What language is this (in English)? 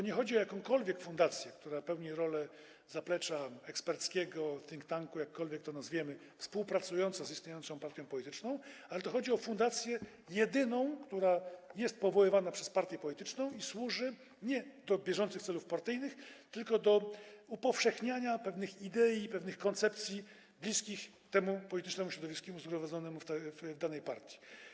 Polish